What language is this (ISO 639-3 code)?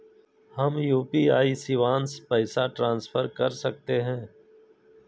mag